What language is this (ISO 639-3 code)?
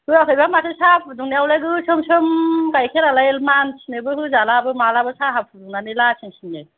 brx